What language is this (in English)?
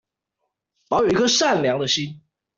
Chinese